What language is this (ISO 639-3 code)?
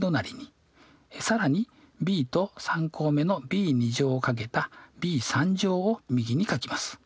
jpn